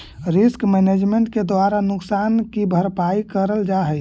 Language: Magahi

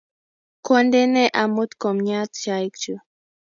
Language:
Kalenjin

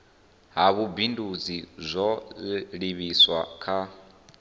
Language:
Venda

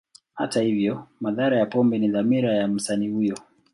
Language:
Swahili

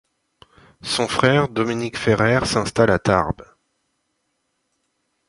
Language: French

